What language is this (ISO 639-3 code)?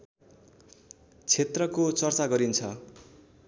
nep